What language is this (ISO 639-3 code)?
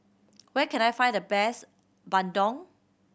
eng